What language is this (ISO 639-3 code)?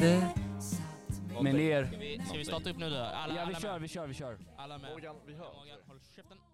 swe